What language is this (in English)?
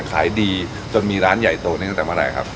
Thai